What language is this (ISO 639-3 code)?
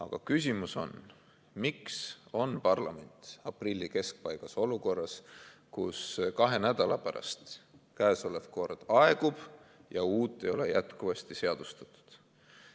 est